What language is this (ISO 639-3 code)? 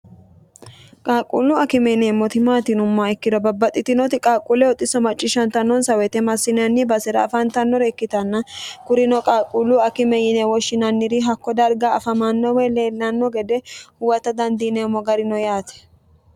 sid